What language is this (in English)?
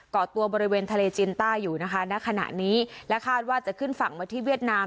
Thai